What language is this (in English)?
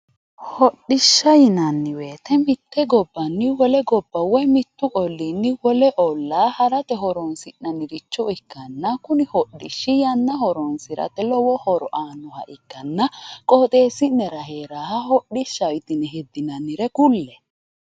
Sidamo